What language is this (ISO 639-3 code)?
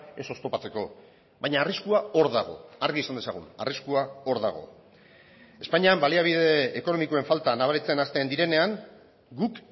eus